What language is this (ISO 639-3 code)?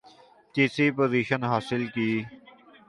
urd